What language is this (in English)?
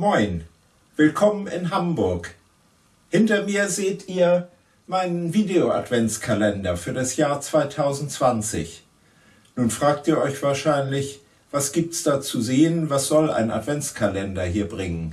German